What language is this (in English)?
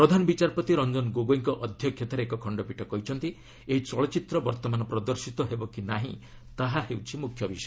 Odia